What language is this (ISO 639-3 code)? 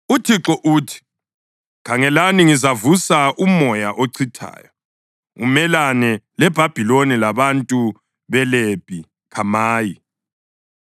nde